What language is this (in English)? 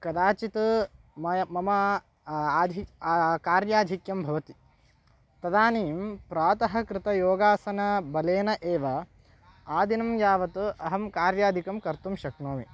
Sanskrit